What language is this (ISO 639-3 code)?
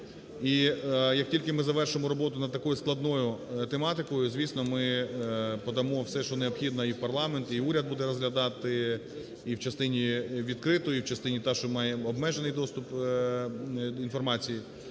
ukr